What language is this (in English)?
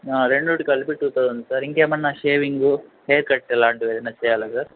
Telugu